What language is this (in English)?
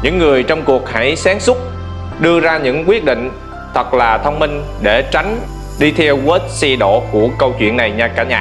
Vietnamese